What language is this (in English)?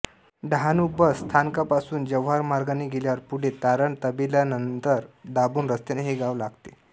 Marathi